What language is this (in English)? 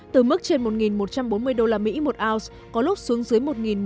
Vietnamese